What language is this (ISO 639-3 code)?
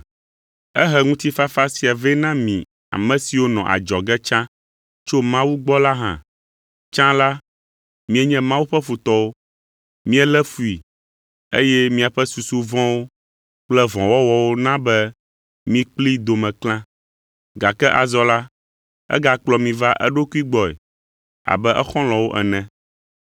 ewe